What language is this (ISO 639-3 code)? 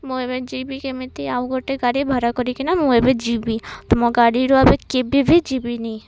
ori